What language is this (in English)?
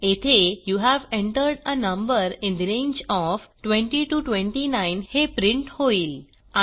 Marathi